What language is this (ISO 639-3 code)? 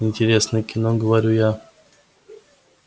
rus